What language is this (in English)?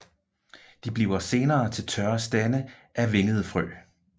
Danish